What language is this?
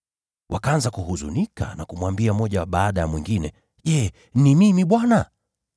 Swahili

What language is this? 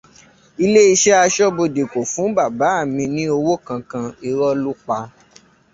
Yoruba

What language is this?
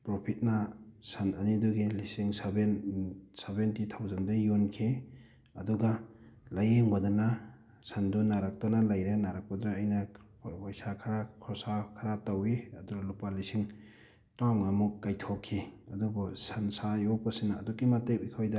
Manipuri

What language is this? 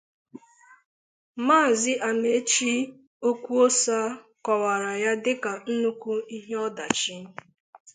Igbo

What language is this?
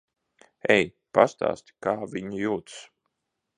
Latvian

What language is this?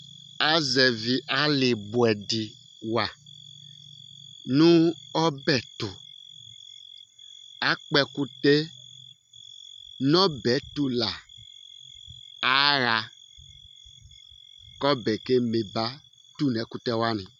Ikposo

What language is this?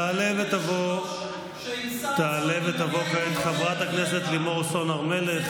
Hebrew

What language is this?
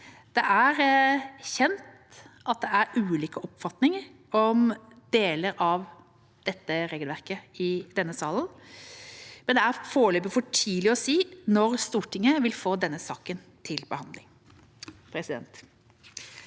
Norwegian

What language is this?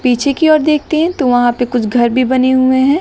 Hindi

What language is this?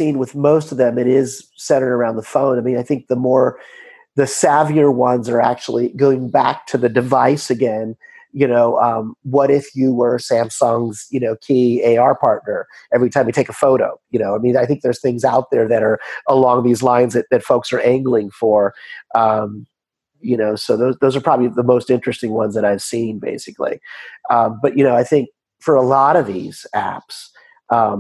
English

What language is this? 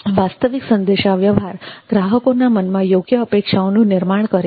Gujarati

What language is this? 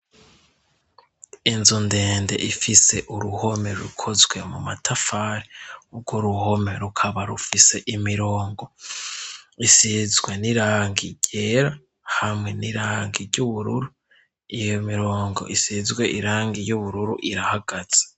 Rundi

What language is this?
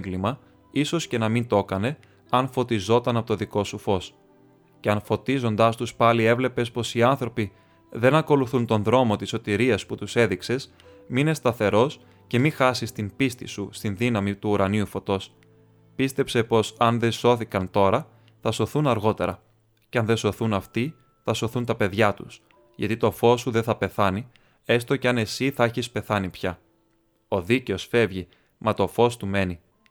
Greek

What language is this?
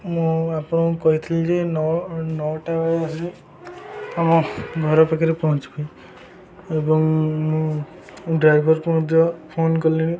Odia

